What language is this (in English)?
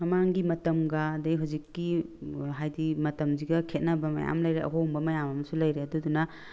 Manipuri